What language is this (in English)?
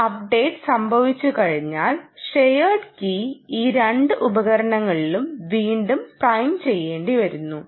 Malayalam